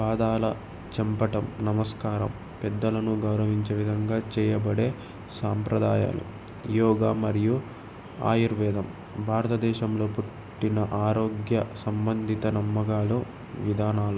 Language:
Telugu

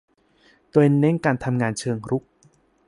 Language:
Thai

